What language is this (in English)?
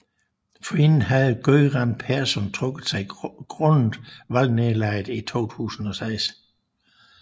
Danish